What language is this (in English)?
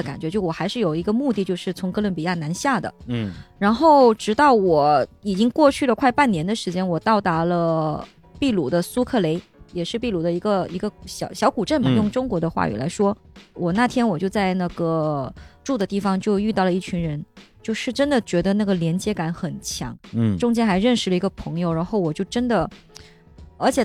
Chinese